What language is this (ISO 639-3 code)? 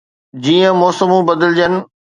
snd